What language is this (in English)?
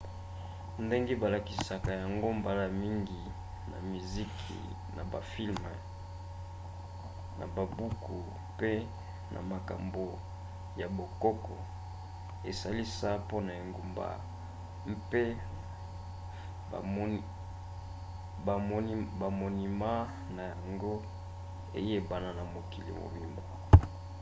Lingala